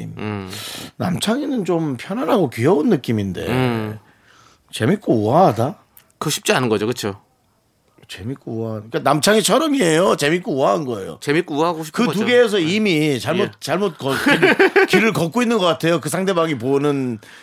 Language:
Korean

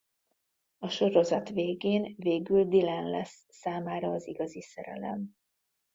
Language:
Hungarian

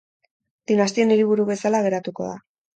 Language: Basque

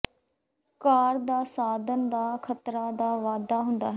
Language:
Punjabi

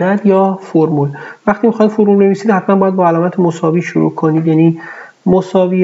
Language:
Persian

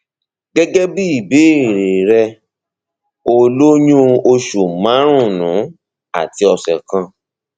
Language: Yoruba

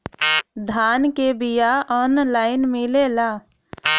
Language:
Bhojpuri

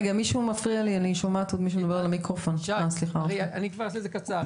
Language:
Hebrew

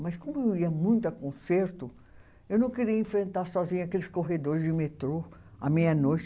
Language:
Portuguese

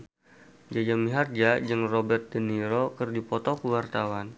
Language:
Sundanese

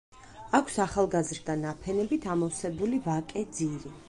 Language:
Georgian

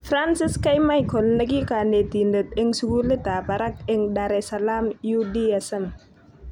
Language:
Kalenjin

